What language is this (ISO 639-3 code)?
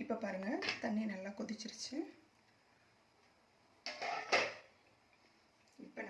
spa